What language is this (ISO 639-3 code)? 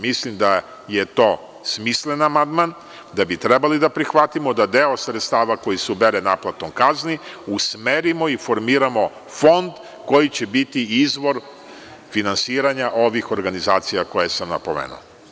srp